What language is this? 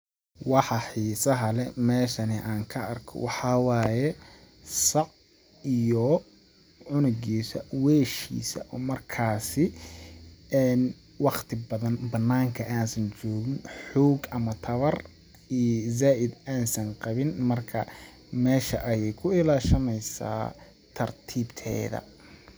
Somali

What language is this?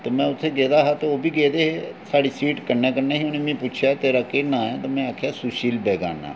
Dogri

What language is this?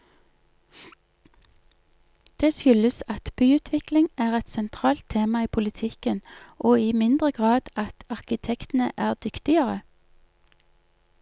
Norwegian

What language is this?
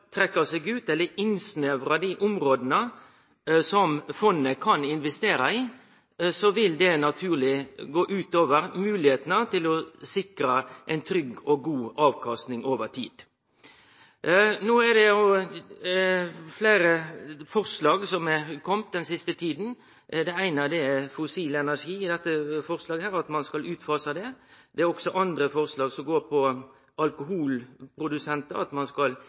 Norwegian Nynorsk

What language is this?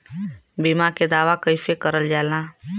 Bhojpuri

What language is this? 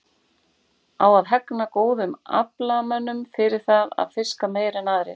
Icelandic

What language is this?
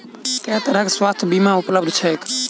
Maithili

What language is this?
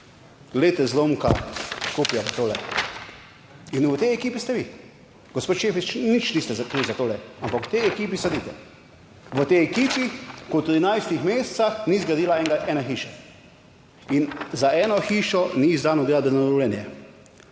Slovenian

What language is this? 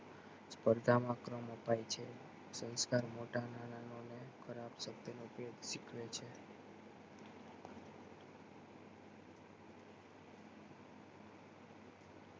Gujarati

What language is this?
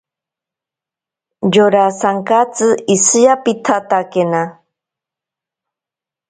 Ashéninka Perené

